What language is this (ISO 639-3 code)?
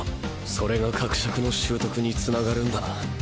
jpn